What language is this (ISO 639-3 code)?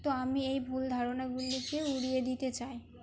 ben